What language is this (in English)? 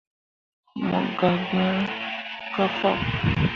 Mundang